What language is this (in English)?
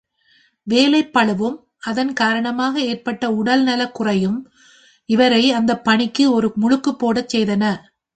Tamil